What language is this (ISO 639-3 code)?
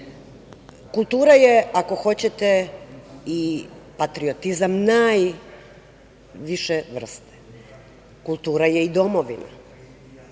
srp